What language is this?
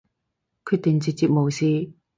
Cantonese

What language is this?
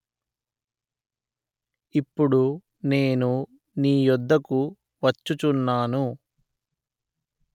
Telugu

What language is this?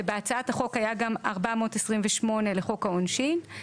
Hebrew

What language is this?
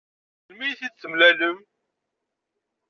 Kabyle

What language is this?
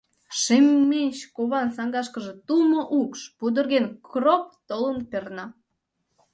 Mari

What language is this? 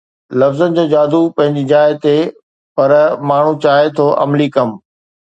Sindhi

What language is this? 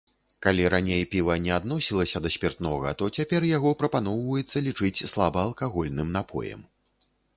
Belarusian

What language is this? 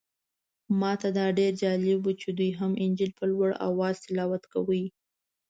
Pashto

